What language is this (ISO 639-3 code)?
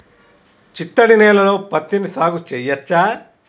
tel